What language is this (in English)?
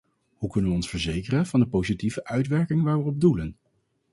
Dutch